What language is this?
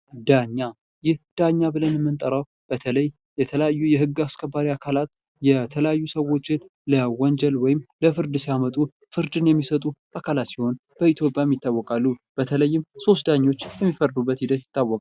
Amharic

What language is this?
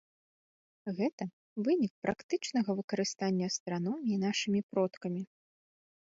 Belarusian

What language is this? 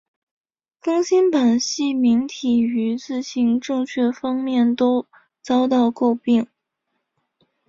Chinese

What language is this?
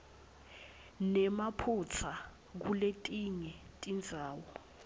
Swati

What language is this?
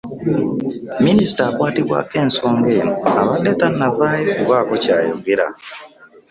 Ganda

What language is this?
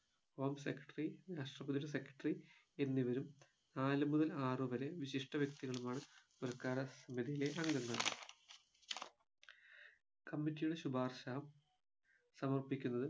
Malayalam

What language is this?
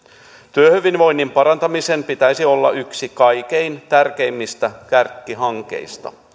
Finnish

